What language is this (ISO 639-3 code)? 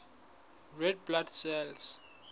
sot